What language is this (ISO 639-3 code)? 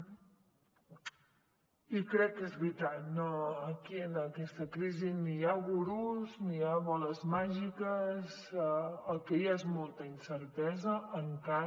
cat